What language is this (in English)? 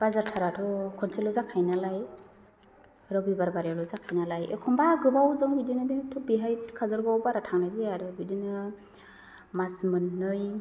Bodo